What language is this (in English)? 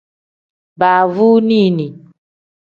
Tem